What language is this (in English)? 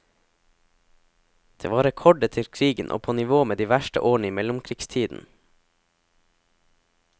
Norwegian